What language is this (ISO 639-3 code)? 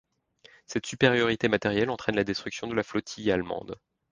fra